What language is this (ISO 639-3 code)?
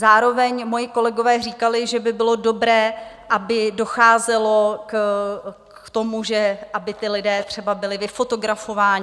ces